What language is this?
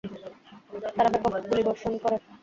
Bangla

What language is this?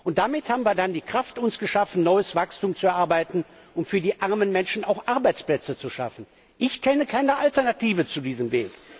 German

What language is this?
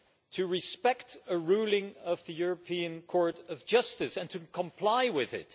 English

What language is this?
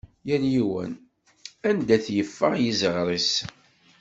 Kabyle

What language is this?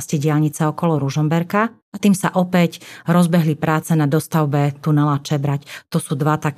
Slovak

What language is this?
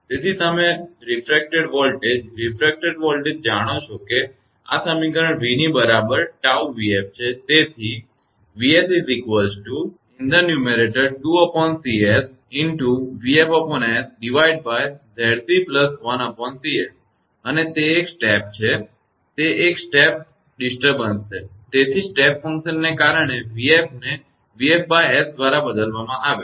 Gujarati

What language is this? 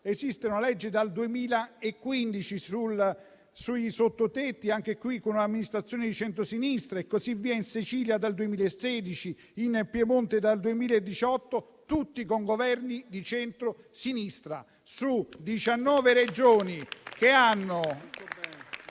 Italian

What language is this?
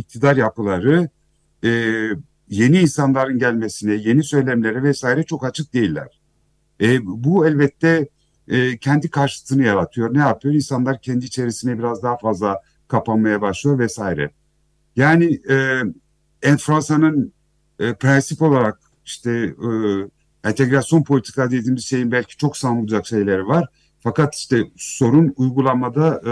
Turkish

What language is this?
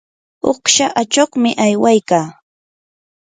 Yanahuanca Pasco Quechua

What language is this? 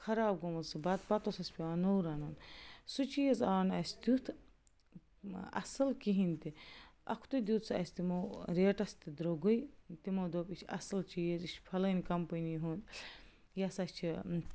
Kashmiri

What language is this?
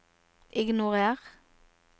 Norwegian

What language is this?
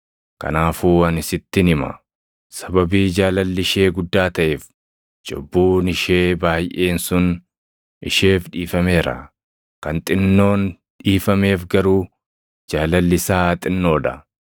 Oromo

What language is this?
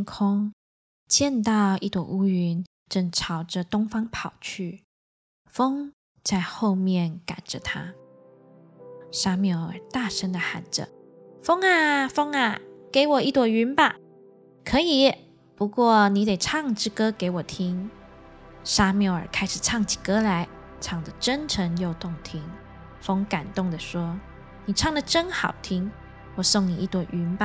Chinese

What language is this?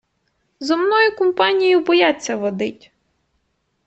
Ukrainian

